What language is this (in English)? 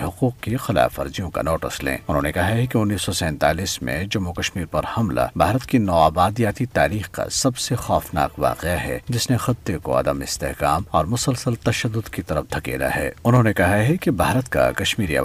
Urdu